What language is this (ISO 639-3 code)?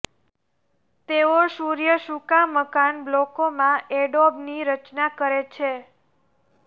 guj